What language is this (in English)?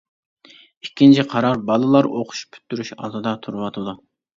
Uyghur